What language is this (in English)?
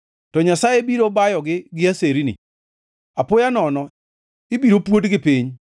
Luo (Kenya and Tanzania)